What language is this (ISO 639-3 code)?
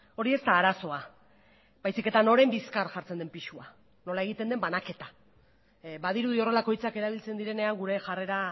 eus